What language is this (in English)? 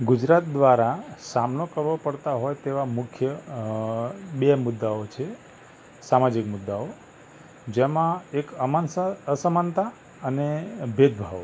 Gujarati